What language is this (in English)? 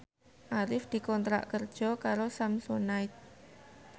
Javanese